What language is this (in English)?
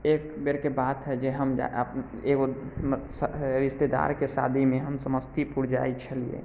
Maithili